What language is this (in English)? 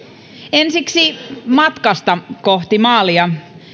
Finnish